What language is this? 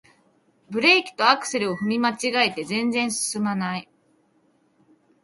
Japanese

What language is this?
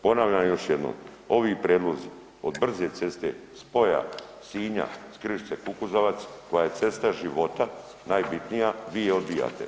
Croatian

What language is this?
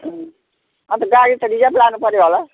Nepali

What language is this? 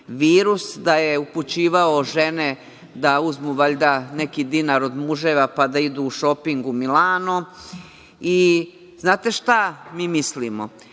Serbian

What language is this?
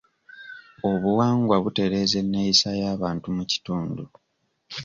Ganda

